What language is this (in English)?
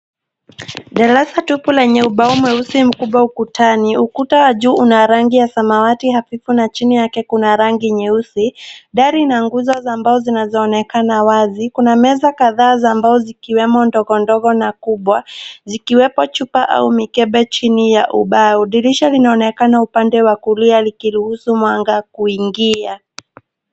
Swahili